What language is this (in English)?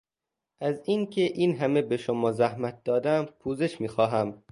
Persian